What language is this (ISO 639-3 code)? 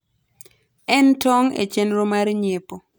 luo